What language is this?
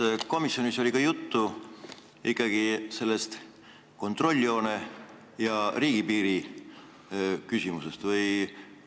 Estonian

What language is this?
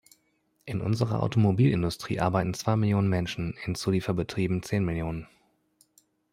German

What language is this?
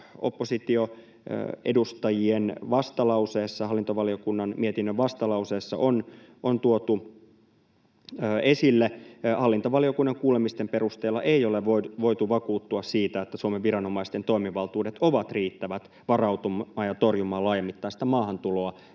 Finnish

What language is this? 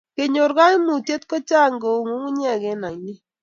Kalenjin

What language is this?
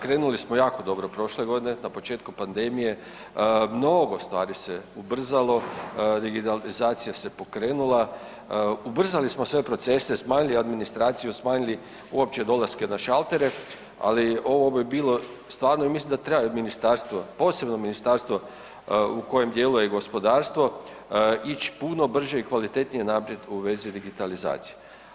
Croatian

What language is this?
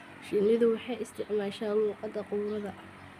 Somali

